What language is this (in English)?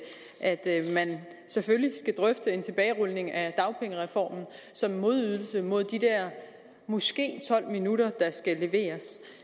Danish